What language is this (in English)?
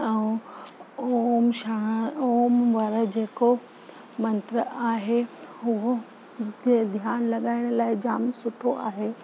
Sindhi